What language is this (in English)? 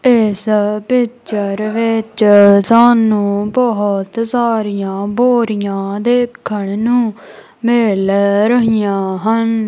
Punjabi